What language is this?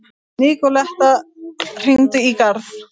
Icelandic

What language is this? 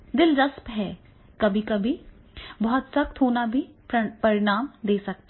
Hindi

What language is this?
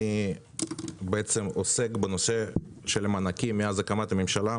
Hebrew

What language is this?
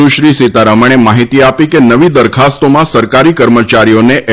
Gujarati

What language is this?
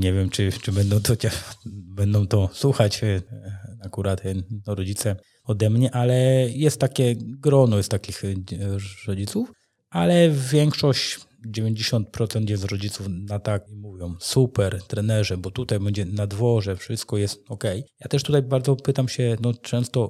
Polish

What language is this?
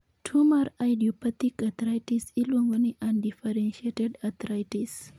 Luo (Kenya and Tanzania)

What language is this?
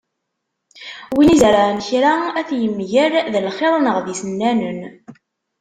Kabyle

